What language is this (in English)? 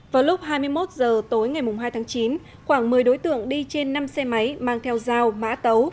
Vietnamese